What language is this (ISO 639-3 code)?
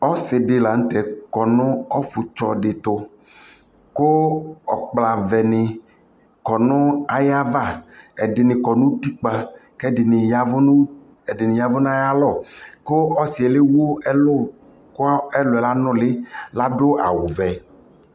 kpo